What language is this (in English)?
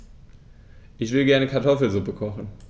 German